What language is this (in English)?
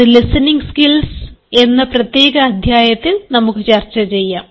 Malayalam